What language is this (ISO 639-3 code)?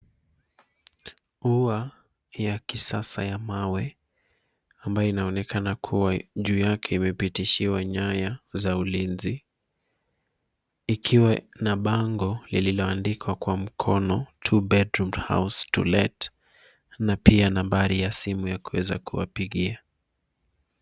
swa